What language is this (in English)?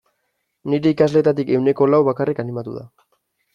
Basque